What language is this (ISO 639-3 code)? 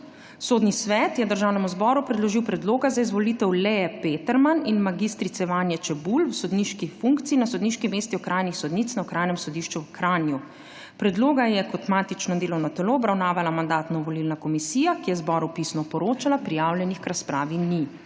slv